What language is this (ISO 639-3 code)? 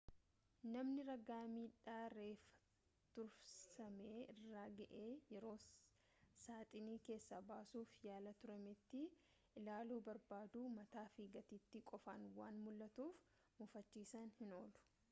orm